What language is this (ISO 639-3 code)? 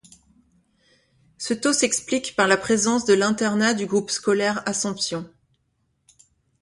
fra